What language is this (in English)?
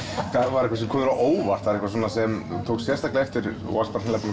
Icelandic